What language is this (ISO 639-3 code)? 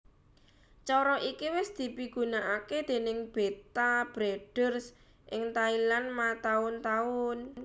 jav